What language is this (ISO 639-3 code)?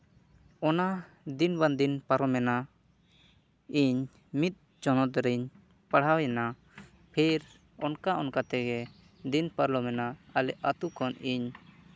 sat